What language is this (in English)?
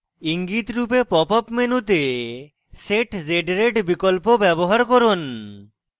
Bangla